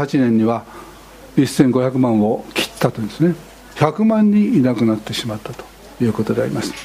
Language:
Japanese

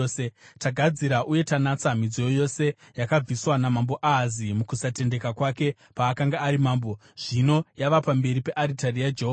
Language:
Shona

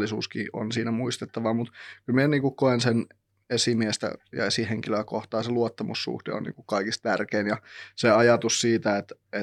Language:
Finnish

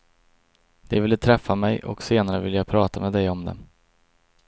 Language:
Swedish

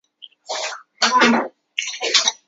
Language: Chinese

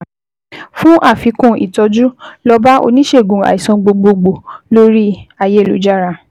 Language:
Yoruba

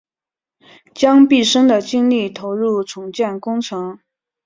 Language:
Chinese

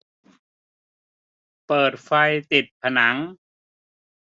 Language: Thai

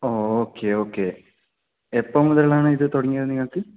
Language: Malayalam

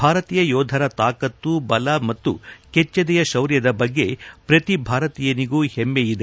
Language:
Kannada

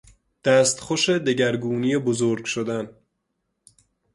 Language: Persian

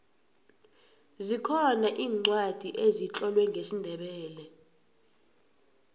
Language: South Ndebele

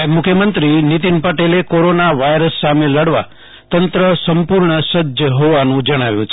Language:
Gujarati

